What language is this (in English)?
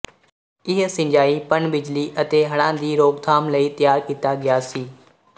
Punjabi